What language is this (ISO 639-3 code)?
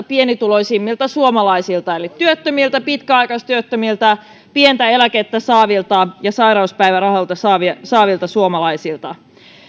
fin